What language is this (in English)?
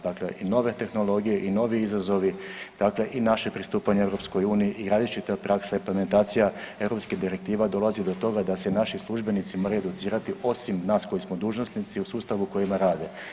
Croatian